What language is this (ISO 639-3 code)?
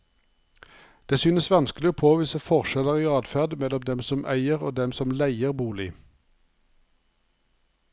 nor